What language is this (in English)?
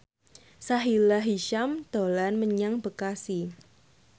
Javanese